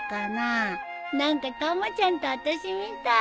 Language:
Japanese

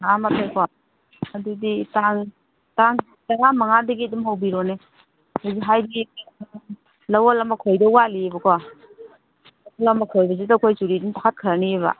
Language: Manipuri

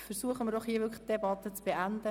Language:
Swiss German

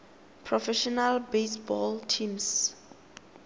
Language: Tswana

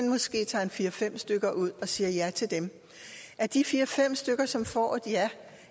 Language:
Danish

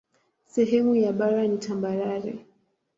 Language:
Swahili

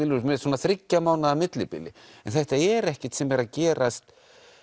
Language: Icelandic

